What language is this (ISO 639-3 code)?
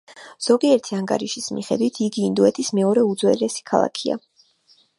kat